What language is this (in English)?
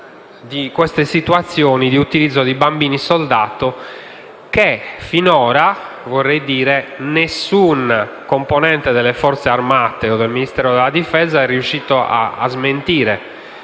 Italian